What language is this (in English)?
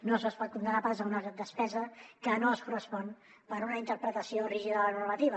Catalan